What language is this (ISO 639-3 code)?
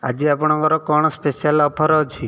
ori